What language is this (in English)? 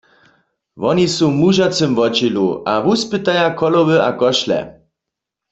Upper Sorbian